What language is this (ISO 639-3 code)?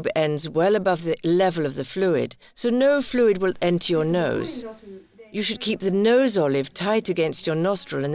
eng